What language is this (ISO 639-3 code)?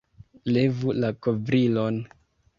epo